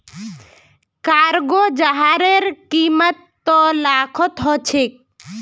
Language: Magahi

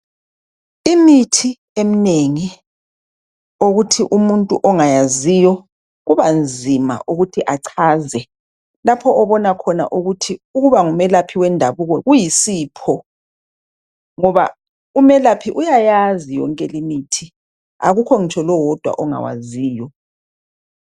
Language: North Ndebele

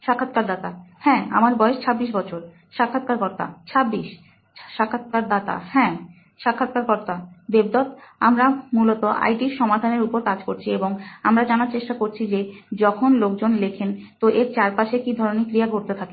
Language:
Bangla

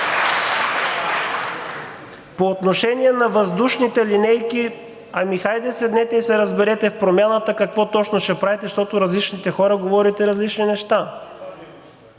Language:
Bulgarian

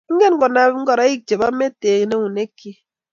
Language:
Kalenjin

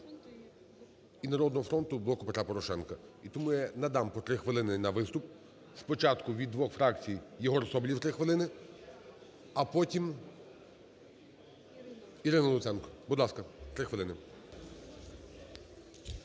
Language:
Ukrainian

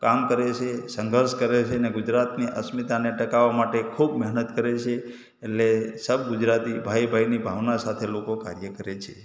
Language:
Gujarati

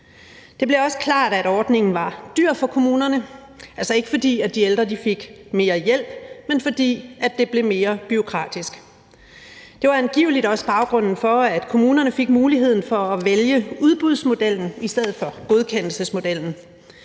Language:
Danish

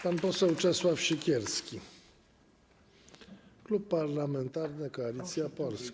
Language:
Polish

